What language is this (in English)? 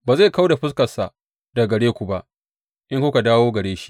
Hausa